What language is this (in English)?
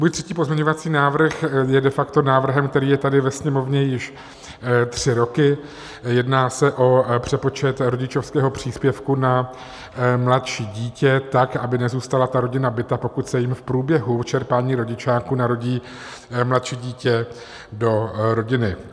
Czech